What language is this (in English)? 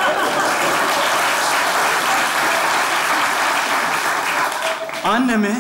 Turkish